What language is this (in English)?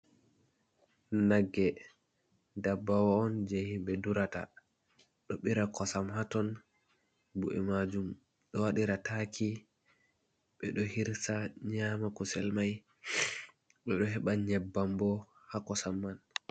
Fula